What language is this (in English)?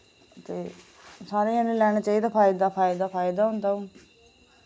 Dogri